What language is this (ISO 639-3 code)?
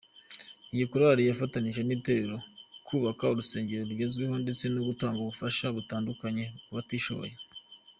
kin